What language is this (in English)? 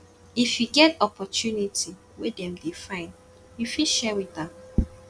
Nigerian Pidgin